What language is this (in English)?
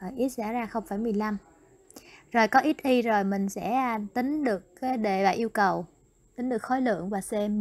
Vietnamese